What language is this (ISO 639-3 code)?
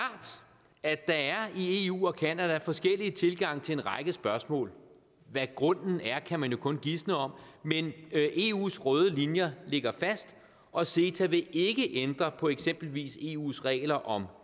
dan